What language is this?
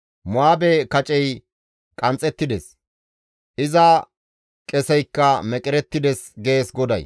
Gamo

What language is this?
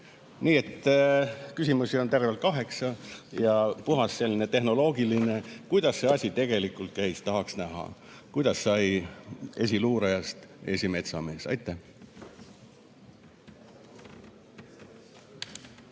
Estonian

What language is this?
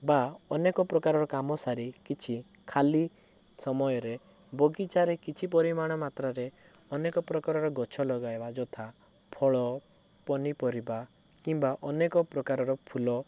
Odia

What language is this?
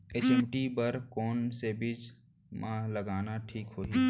Chhattisgarhi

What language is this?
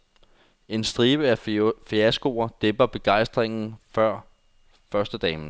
Danish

